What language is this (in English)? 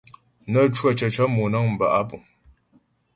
Ghomala